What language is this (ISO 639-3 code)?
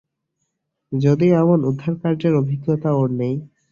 ben